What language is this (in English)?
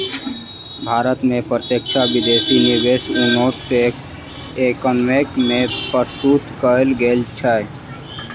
Maithili